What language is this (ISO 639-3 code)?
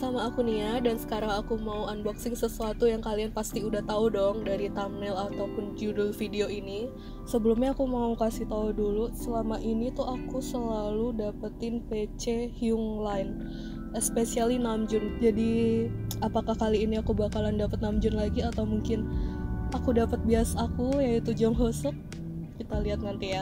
ind